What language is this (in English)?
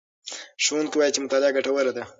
Pashto